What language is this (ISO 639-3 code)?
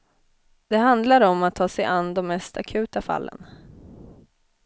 swe